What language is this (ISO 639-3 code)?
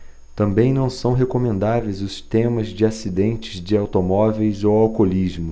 por